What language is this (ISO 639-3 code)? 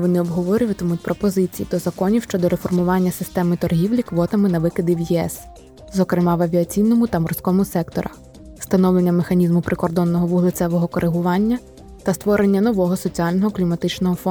ukr